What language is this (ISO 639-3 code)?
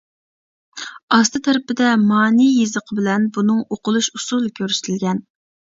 uig